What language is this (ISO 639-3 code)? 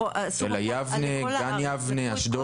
heb